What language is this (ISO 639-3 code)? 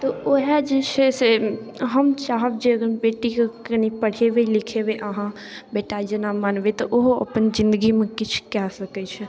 mai